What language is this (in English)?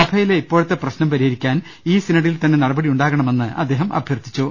Malayalam